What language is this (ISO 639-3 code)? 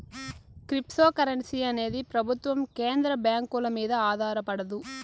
tel